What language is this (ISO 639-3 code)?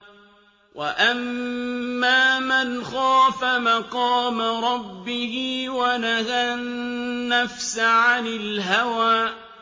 ara